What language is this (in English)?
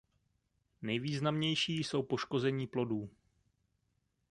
Czech